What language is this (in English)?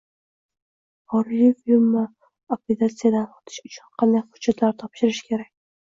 Uzbek